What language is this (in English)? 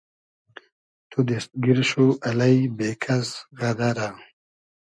Hazaragi